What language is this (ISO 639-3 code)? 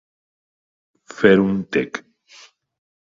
cat